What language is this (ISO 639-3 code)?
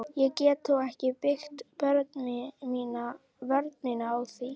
isl